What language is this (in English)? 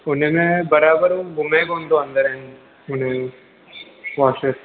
Sindhi